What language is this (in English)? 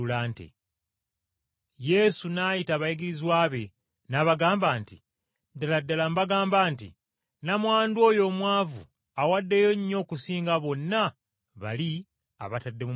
Ganda